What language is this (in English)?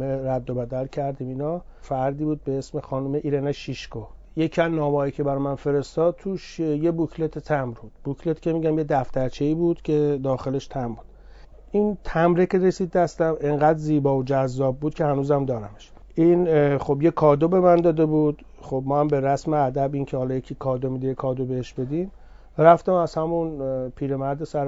Persian